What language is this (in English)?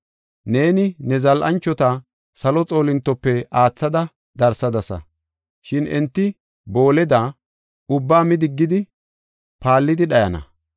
Gofa